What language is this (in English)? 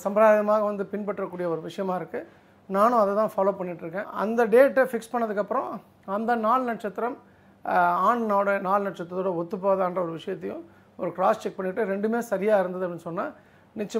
Romanian